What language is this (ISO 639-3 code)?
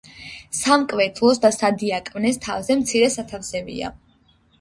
kat